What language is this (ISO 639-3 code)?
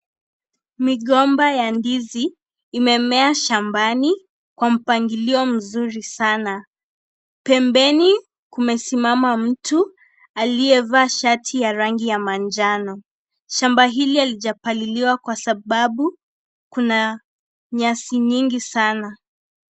swa